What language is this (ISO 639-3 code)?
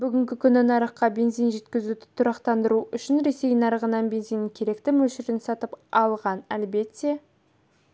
kaz